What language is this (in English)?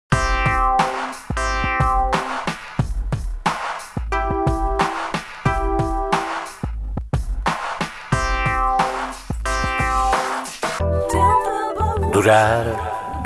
Spanish